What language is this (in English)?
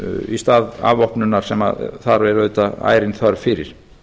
Icelandic